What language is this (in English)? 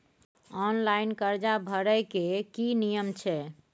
Maithili